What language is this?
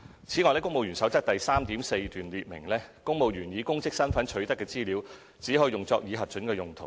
Cantonese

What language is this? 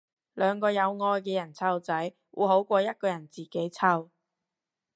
Cantonese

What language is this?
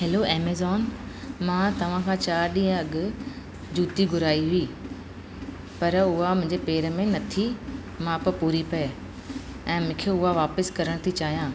Sindhi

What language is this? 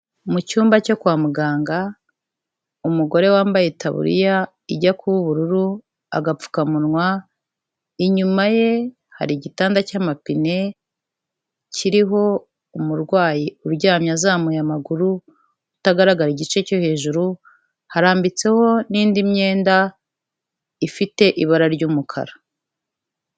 Kinyarwanda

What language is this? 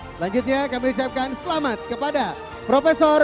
Indonesian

